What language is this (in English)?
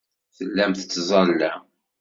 Kabyle